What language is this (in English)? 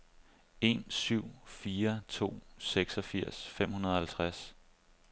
Danish